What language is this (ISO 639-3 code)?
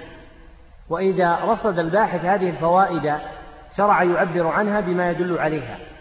ara